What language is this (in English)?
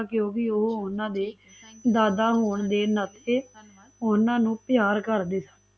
Punjabi